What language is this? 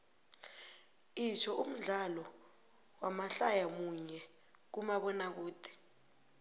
South Ndebele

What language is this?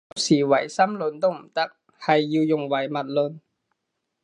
Cantonese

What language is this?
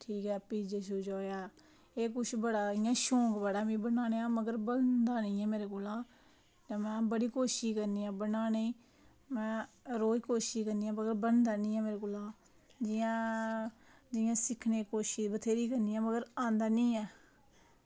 Dogri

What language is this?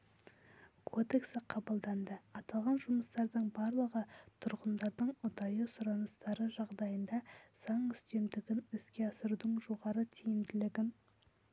Kazakh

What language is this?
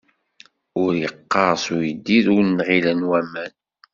Kabyle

